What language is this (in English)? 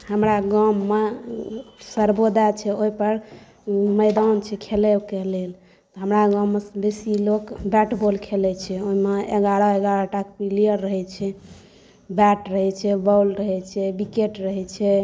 Maithili